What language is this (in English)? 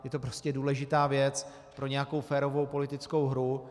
Czech